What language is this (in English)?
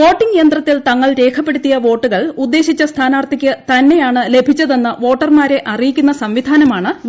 Malayalam